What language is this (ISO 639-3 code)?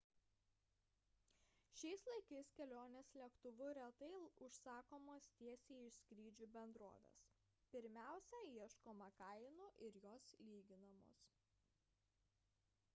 lit